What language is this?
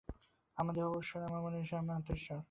Bangla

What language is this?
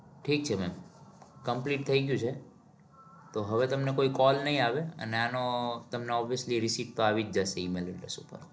Gujarati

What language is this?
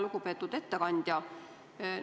Estonian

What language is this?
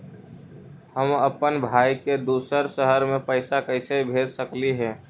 Magahi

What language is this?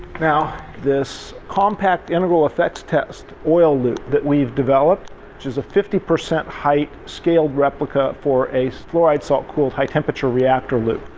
English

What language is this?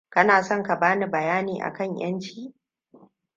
Hausa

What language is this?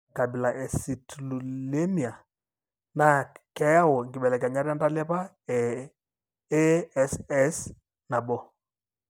Masai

